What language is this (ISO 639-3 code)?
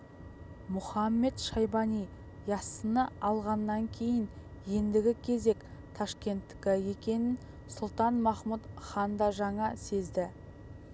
kaz